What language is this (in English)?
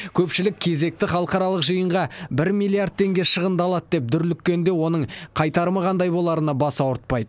Kazakh